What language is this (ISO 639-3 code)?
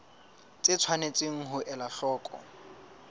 sot